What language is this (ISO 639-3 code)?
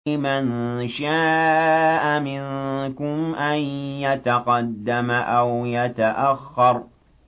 ara